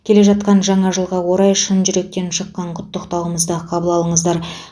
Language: Kazakh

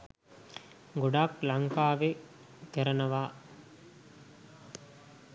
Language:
Sinhala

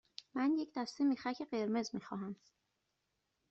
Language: Persian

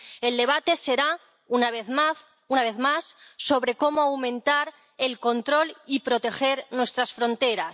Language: Spanish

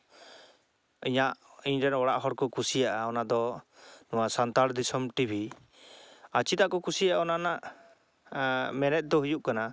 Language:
Santali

